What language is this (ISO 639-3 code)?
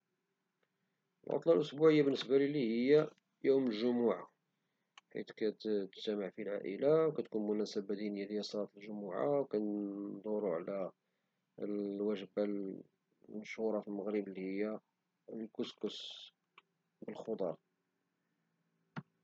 ary